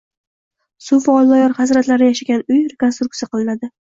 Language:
Uzbek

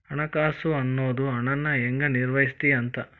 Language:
Kannada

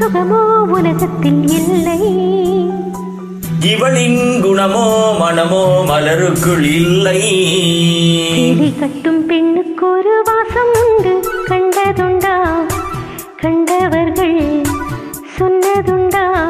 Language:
Thai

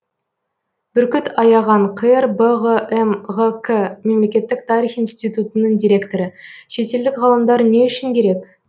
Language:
Kazakh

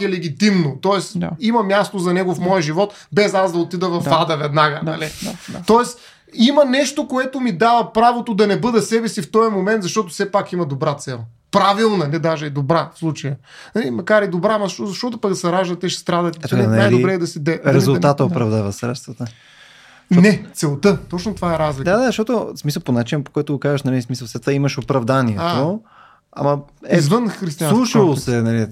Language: Bulgarian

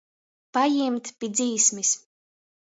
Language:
Latgalian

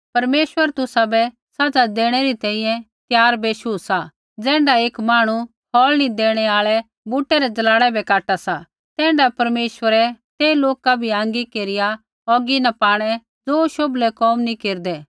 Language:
Kullu Pahari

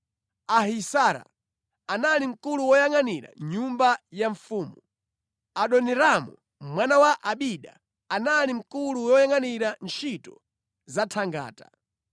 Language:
Nyanja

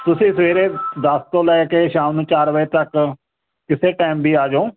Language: Punjabi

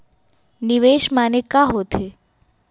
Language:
Chhattisgarhi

